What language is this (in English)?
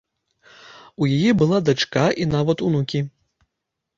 Belarusian